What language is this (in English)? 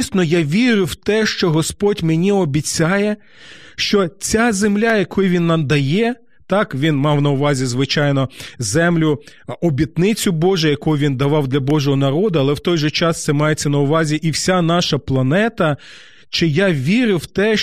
Ukrainian